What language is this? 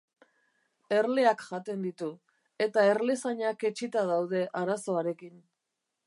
Basque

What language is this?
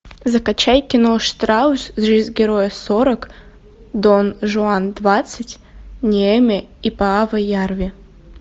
Russian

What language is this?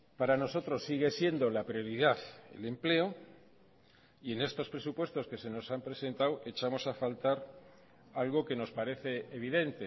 Spanish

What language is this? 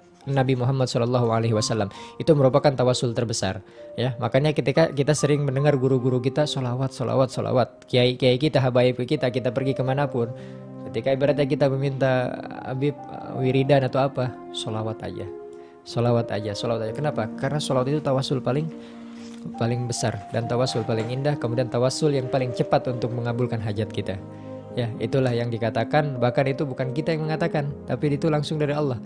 Indonesian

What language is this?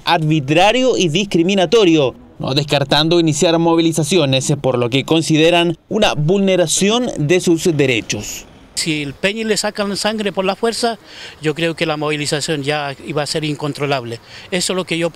Spanish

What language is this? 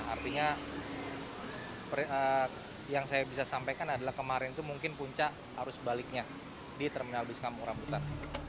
Indonesian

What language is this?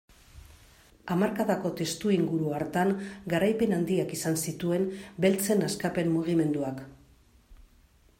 Basque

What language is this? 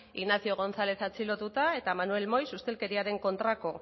Basque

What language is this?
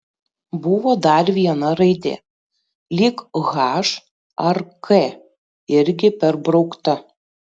Lithuanian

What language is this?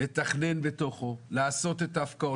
Hebrew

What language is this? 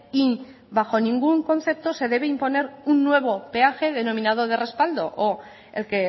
Spanish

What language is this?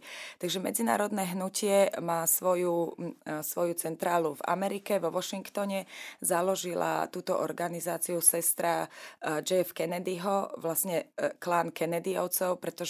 Slovak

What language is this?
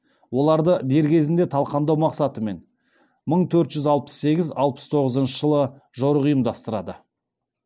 Kazakh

